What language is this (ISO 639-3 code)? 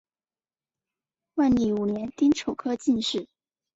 zho